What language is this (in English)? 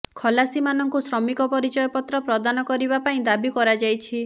Odia